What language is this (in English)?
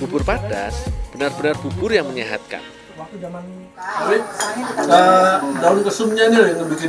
Indonesian